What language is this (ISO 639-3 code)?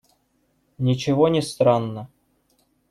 rus